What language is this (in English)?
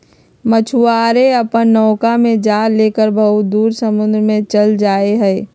Magahi